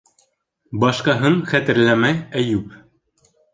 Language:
Bashkir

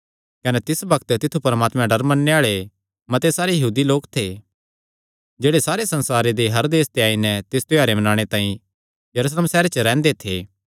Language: Kangri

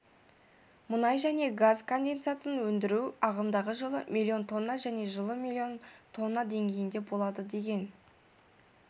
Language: Kazakh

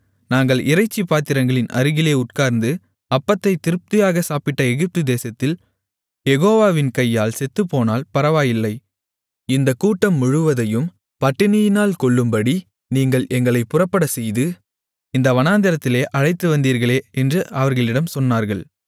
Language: Tamil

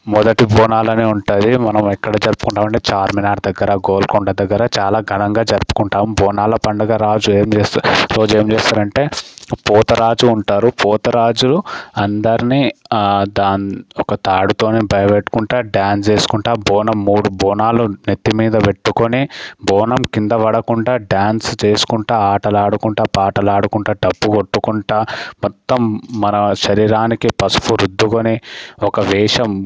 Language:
Telugu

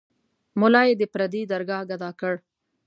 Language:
Pashto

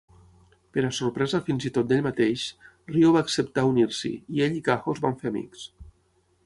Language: Catalan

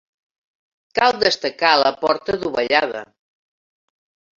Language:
Catalan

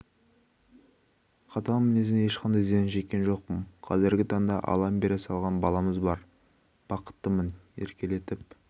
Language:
Kazakh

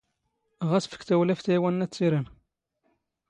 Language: Standard Moroccan Tamazight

